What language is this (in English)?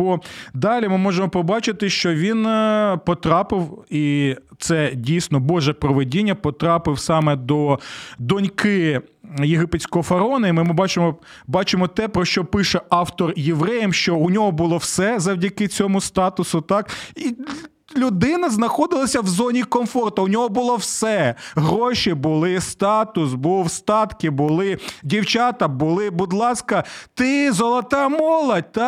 Ukrainian